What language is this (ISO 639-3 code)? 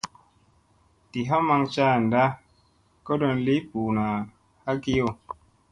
mse